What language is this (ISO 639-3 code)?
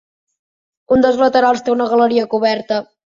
cat